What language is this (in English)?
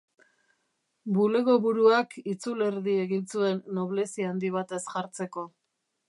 Basque